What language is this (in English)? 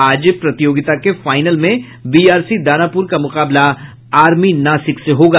Hindi